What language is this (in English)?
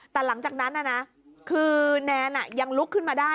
Thai